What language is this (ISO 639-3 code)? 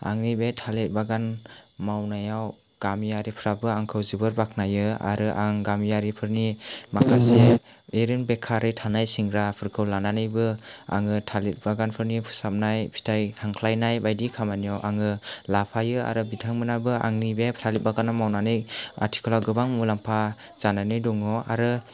brx